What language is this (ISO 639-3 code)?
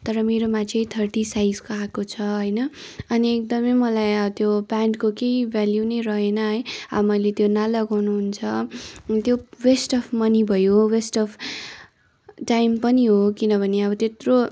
nep